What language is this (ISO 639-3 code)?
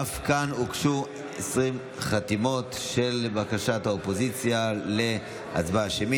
heb